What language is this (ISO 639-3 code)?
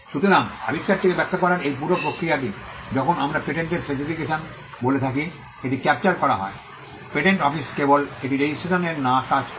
ben